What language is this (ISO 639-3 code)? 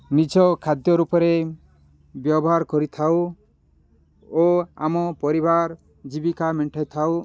ori